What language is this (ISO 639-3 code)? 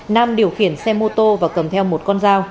vie